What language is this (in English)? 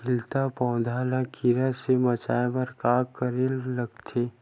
Chhattisgarhi